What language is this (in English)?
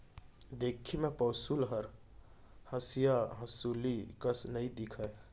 Chhattisgarhi